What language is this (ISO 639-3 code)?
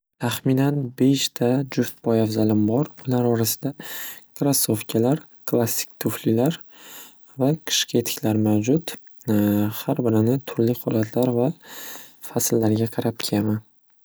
uzb